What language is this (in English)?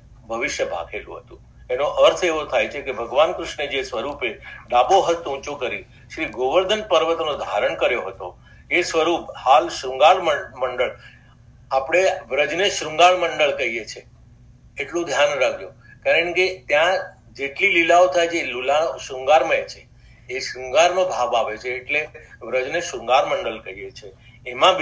Hindi